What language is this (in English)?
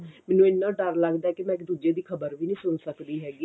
Punjabi